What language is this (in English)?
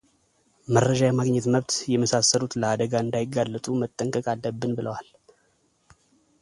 Amharic